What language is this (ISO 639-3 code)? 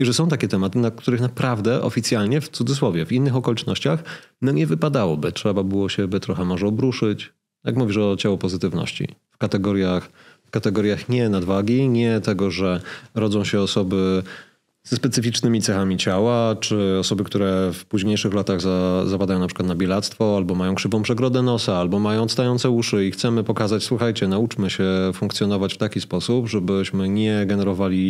pol